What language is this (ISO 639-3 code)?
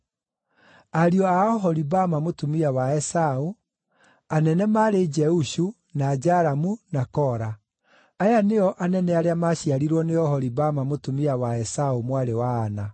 kik